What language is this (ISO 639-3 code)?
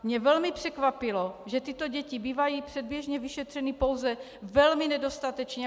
ces